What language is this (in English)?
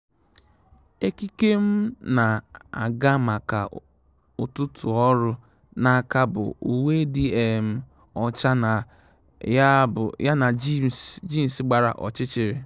Igbo